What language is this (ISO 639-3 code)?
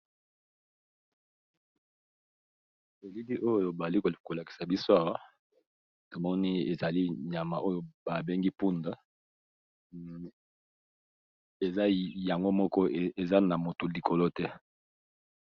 lin